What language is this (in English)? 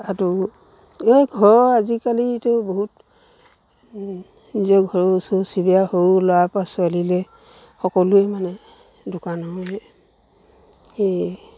Assamese